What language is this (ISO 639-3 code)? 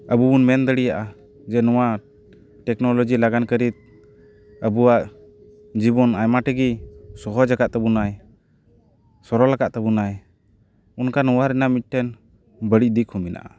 sat